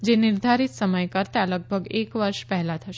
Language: Gujarati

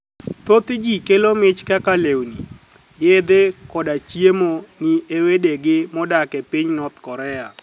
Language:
Luo (Kenya and Tanzania)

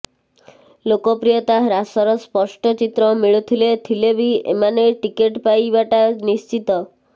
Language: Odia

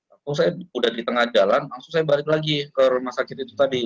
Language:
Indonesian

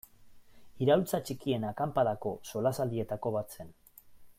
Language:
Basque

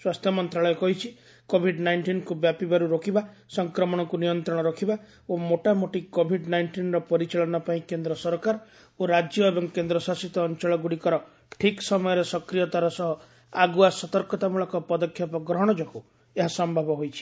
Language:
Odia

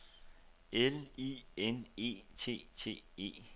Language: Danish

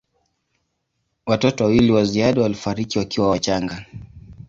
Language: Swahili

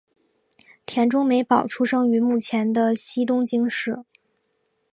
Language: Chinese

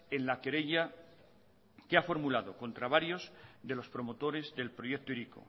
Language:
Spanish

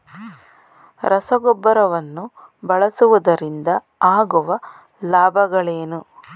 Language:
Kannada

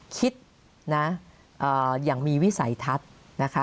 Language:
Thai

